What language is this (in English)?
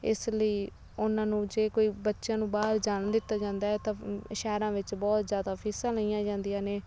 Punjabi